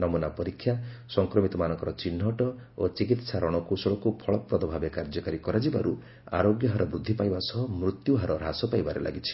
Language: Odia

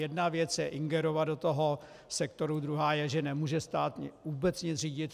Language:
Czech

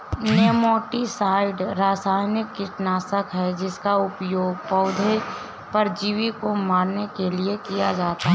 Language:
Hindi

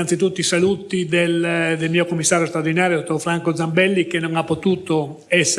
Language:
Italian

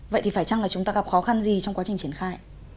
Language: Vietnamese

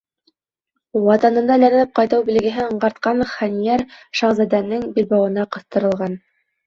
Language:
Bashkir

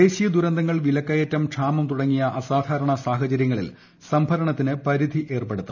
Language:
Malayalam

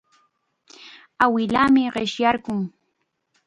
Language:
Chiquián Ancash Quechua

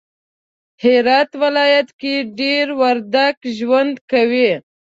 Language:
Pashto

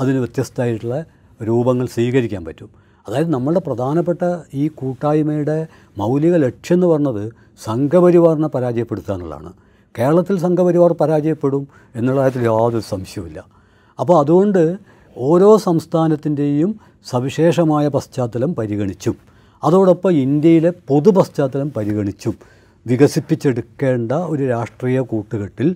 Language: Malayalam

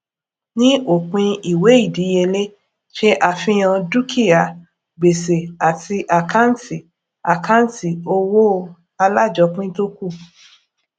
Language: Yoruba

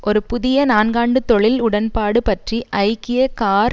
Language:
Tamil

